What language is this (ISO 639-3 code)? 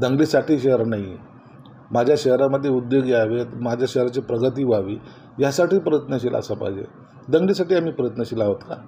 mar